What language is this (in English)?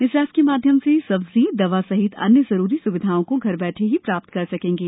Hindi